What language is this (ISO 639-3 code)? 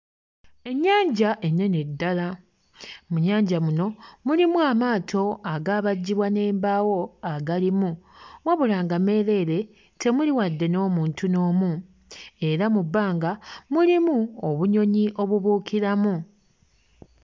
lug